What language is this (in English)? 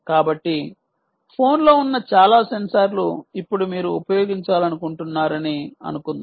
Telugu